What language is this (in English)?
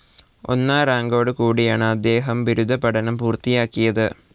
Malayalam